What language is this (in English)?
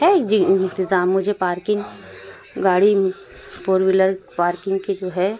Urdu